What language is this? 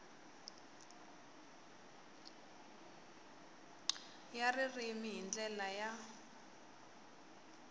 Tsonga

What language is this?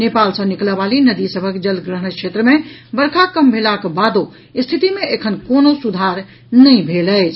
Maithili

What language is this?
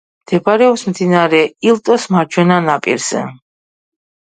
Georgian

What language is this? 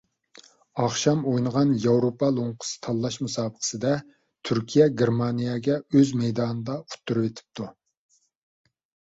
Uyghur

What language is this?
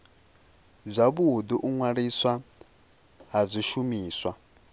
Venda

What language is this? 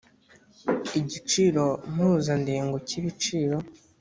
Kinyarwanda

